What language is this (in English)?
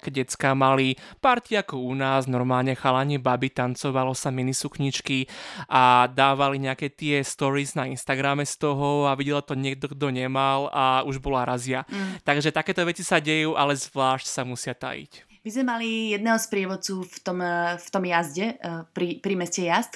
Slovak